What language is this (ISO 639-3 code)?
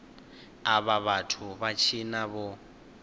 ven